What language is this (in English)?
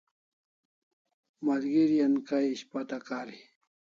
Kalasha